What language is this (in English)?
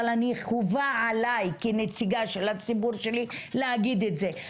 Hebrew